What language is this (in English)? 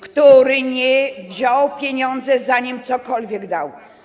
Polish